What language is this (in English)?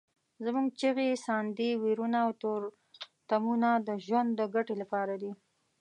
Pashto